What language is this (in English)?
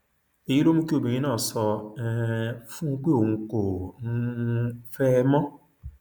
Yoruba